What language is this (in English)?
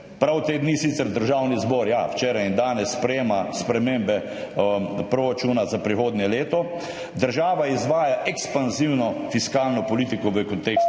Slovenian